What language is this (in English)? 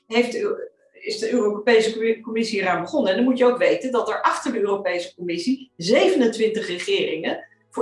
Dutch